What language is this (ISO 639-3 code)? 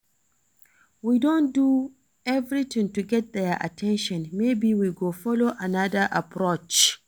pcm